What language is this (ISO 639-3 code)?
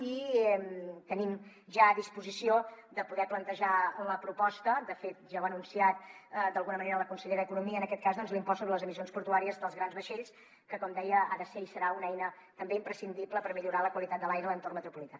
cat